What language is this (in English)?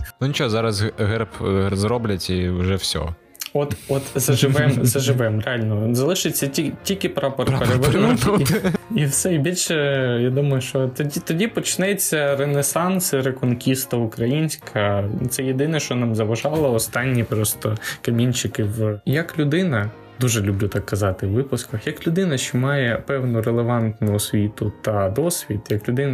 Ukrainian